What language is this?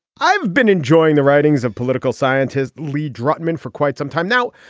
English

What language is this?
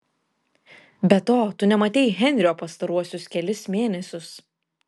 Lithuanian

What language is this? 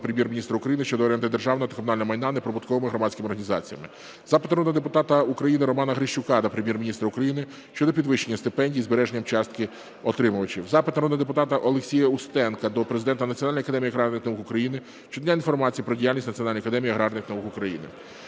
Ukrainian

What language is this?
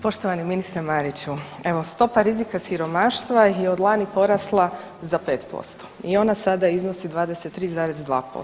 Croatian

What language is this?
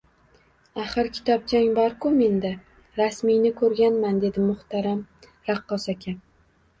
Uzbek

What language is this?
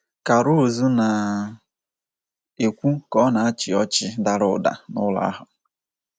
Igbo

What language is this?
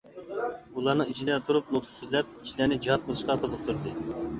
Uyghur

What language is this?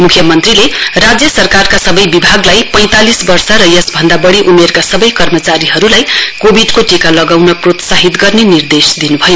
Nepali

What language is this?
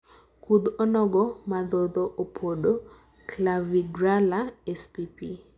Luo (Kenya and Tanzania)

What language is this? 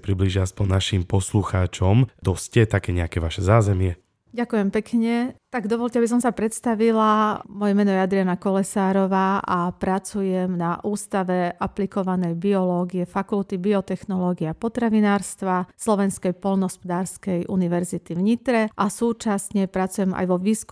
Slovak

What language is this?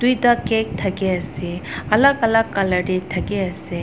Naga Pidgin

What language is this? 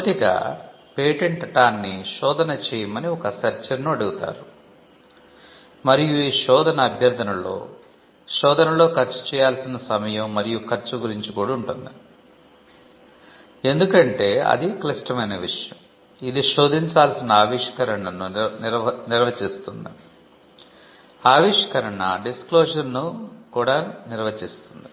Telugu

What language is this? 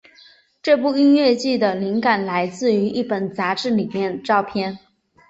Chinese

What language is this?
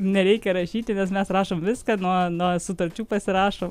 Lithuanian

